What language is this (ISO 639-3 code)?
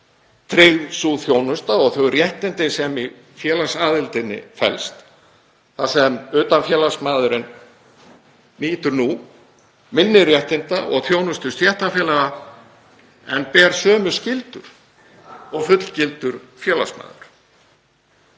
isl